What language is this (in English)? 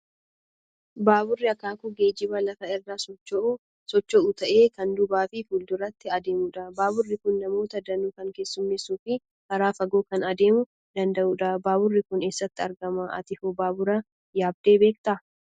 Oromo